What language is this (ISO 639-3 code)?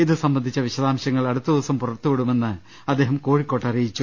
mal